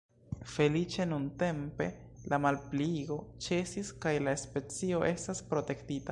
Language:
Esperanto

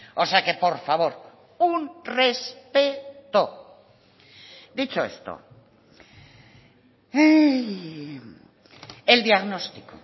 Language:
Spanish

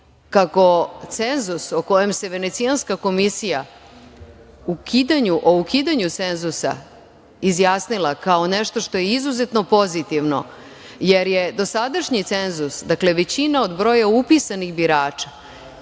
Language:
Serbian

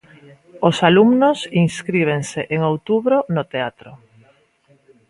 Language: Galician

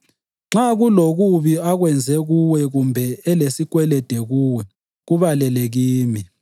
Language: North Ndebele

